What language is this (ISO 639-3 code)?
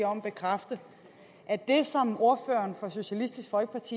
dan